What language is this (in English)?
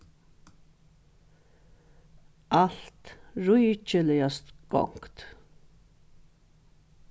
Faroese